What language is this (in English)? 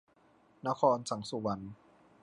Thai